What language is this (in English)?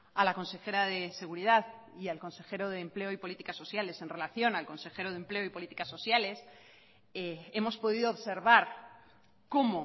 Spanish